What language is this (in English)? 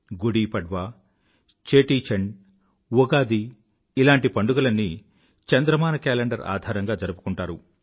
Telugu